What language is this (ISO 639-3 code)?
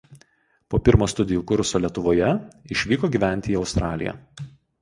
lit